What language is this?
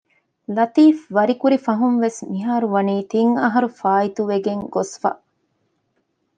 Divehi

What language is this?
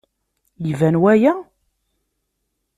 Kabyle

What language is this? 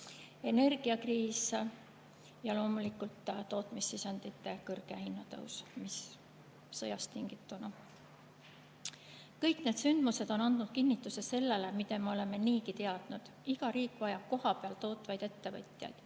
Estonian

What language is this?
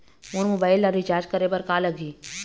Chhattisgarhi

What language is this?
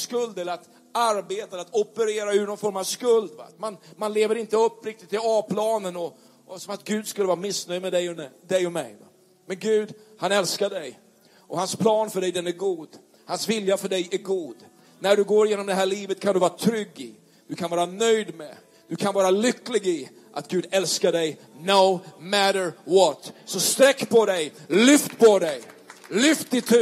Swedish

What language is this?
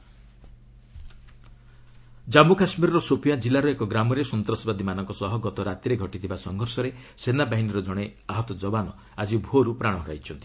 Odia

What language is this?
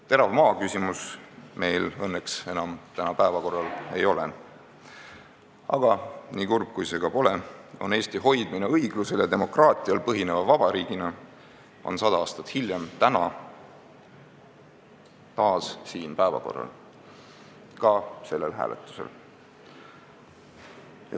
Estonian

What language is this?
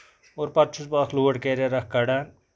Kashmiri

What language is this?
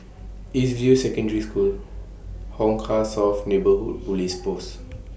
English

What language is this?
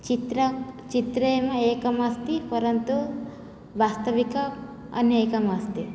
Sanskrit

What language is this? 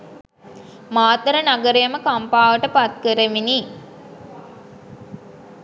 Sinhala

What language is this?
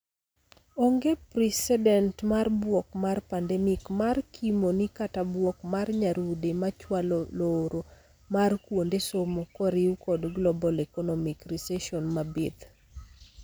Luo (Kenya and Tanzania)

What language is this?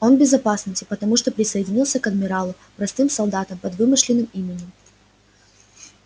Russian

